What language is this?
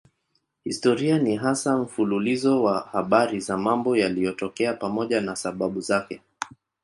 Swahili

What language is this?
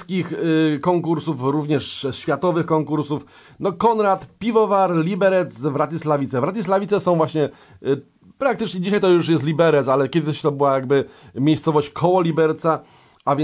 Polish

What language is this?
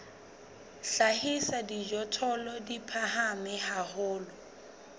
Southern Sotho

